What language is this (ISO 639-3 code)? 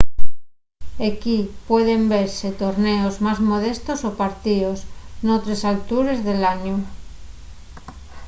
ast